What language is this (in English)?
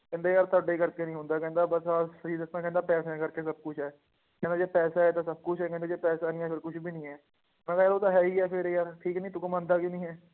Punjabi